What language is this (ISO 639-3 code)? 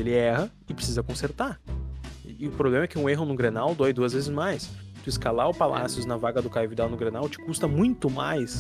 por